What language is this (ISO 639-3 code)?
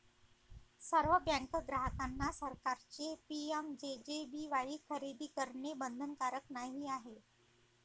mar